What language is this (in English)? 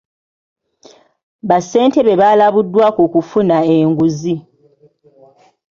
Ganda